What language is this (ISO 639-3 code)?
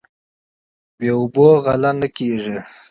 pus